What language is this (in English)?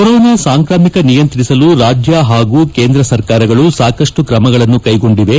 Kannada